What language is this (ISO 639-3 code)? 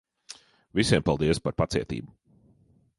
lav